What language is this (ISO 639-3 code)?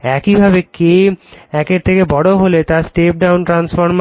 ben